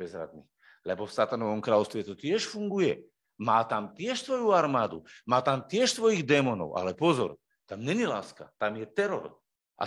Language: Slovak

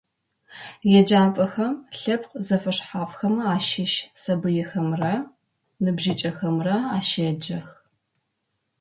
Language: Adyghe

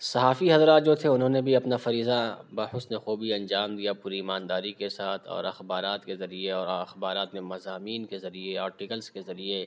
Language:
Urdu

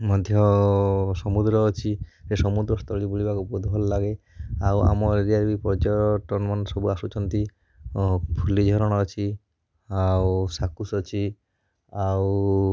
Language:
Odia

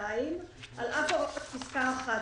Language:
Hebrew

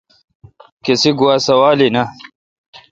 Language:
Kalkoti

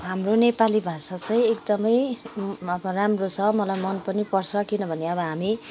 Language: Nepali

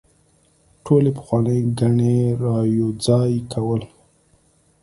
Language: Pashto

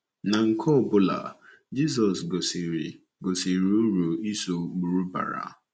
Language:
Igbo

